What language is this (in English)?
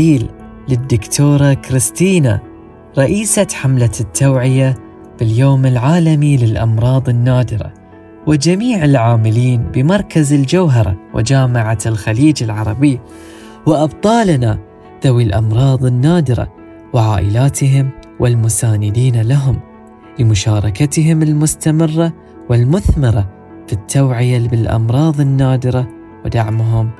Arabic